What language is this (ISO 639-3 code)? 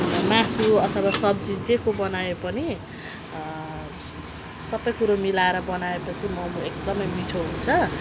nep